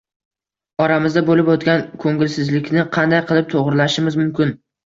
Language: Uzbek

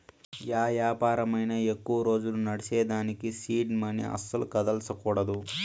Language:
Telugu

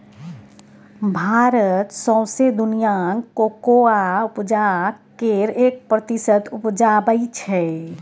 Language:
Maithili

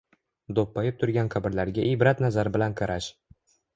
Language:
Uzbek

